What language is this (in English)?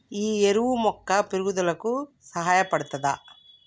Telugu